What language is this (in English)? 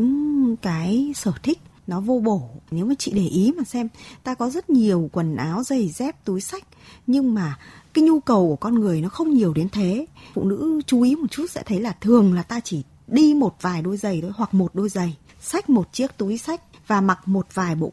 Vietnamese